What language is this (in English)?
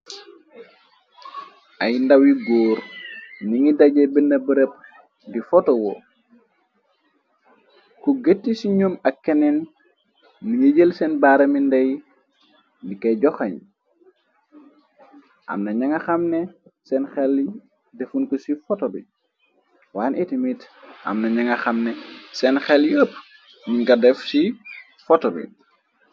Wolof